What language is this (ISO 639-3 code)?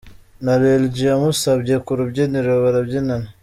kin